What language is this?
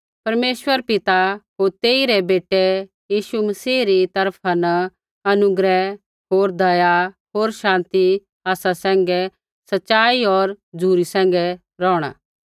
Kullu Pahari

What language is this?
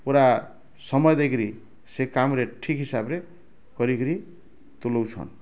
Odia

